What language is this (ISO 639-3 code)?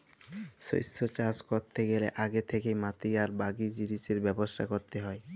ben